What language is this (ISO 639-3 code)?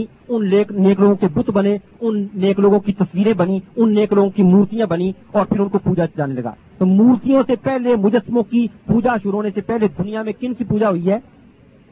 urd